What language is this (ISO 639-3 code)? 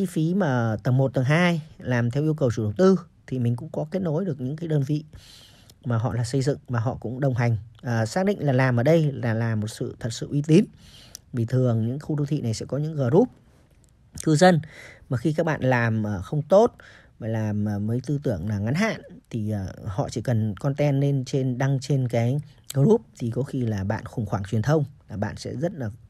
vie